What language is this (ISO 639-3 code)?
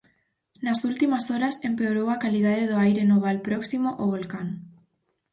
glg